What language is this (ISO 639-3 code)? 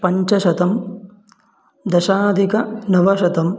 san